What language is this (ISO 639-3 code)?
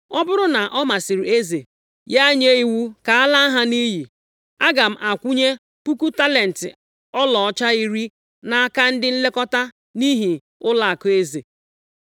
ibo